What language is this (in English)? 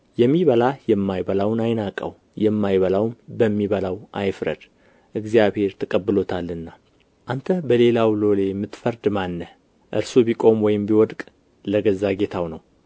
Amharic